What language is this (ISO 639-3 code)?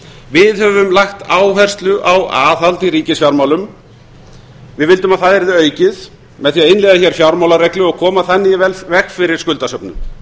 isl